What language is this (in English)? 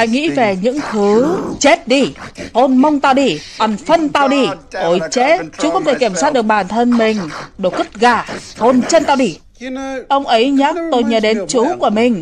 Vietnamese